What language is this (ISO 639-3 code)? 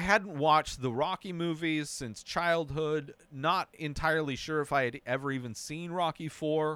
eng